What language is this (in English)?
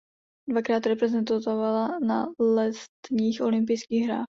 Czech